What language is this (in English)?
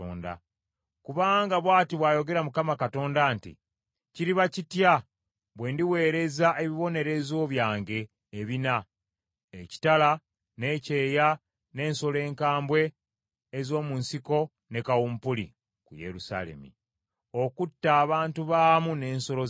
Ganda